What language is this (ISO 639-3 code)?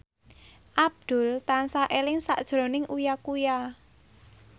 jav